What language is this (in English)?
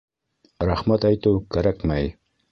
Bashkir